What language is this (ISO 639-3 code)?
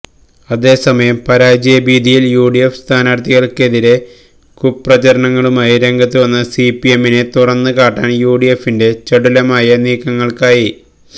mal